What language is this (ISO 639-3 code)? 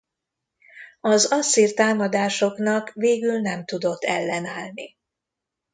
hun